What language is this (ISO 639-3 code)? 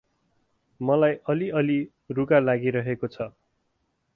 nep